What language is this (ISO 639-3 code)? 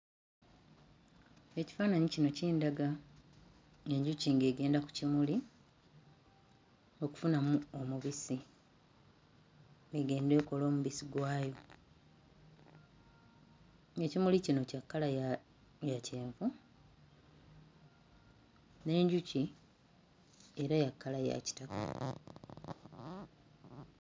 lug